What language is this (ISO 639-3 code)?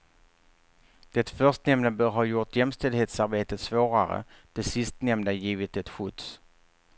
swe